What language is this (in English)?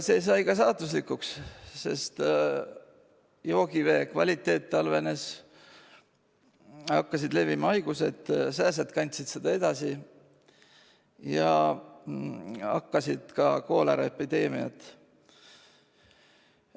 Estonian